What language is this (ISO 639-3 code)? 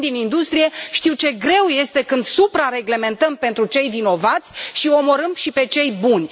ron